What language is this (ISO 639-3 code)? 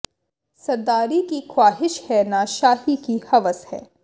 pan